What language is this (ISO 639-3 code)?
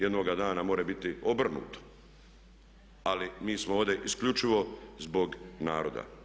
hrv